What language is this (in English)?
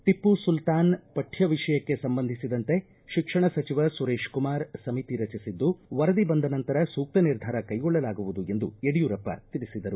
Kannada